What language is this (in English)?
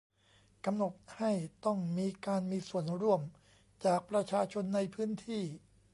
Thai